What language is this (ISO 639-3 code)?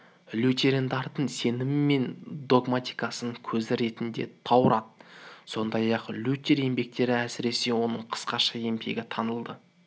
kaz